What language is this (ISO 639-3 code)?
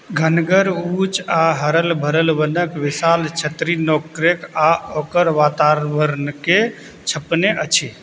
mai